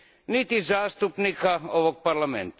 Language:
Croatian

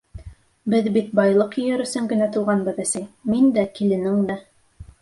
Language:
Bashkir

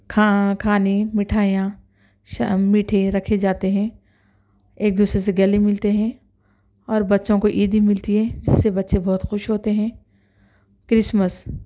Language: Urdu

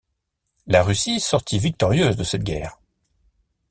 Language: French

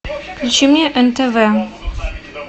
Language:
Russian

